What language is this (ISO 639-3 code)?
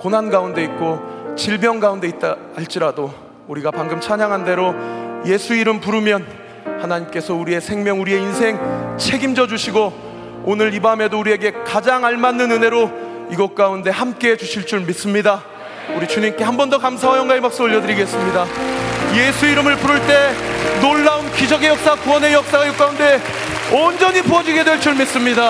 kor